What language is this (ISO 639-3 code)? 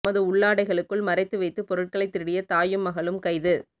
tam